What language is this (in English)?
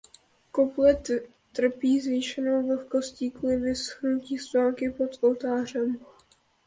Czech